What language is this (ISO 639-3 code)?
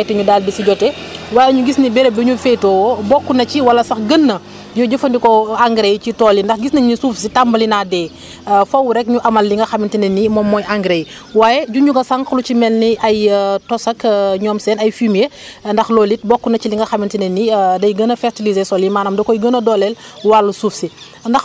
wol